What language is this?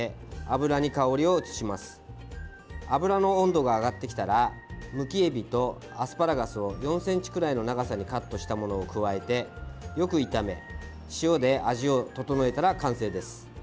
Japanese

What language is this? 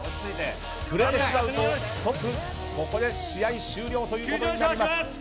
Japanese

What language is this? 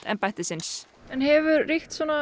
Icelandic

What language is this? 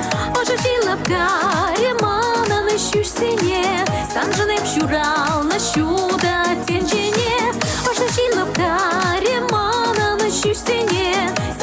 Russian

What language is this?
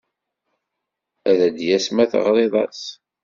Kabyle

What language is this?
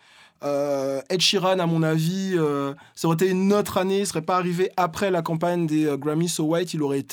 French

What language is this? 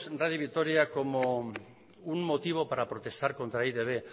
Spanish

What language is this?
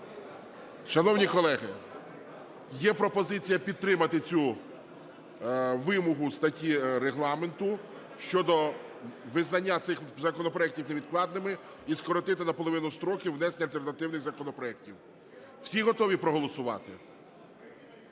Ukrainian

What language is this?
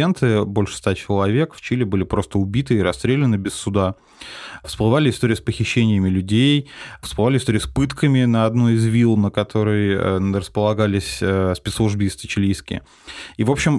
Russian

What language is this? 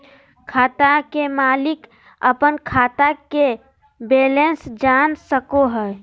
Magahi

